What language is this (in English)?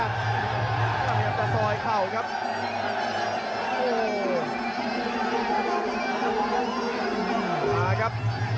Thai